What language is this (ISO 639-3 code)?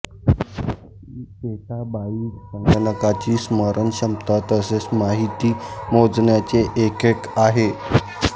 mar